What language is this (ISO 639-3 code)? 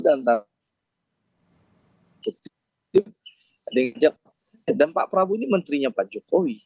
ind